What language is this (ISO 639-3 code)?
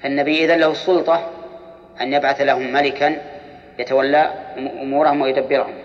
ara